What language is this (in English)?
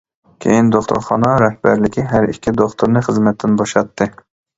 Uyghur